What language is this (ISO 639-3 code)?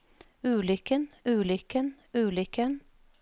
nor